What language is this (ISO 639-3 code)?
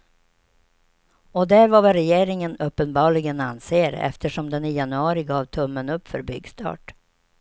swe